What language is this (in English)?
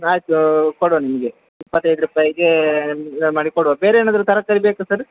Kannada